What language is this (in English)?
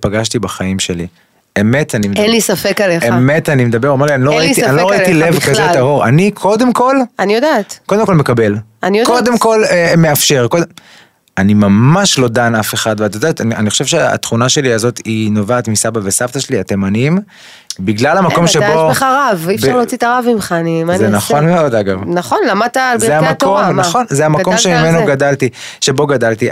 Hebrew